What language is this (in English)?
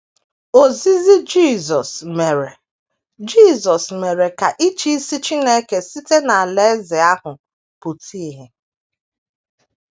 Igbo